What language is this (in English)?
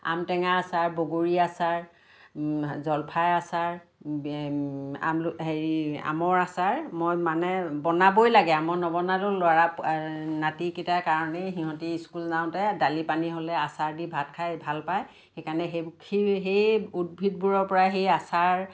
Assamese